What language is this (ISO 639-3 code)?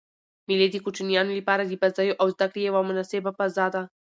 pus